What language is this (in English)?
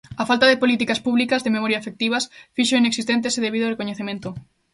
Galician